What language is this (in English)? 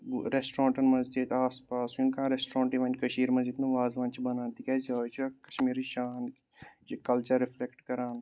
Kashmiri